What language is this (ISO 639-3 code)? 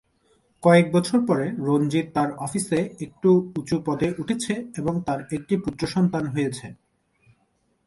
ben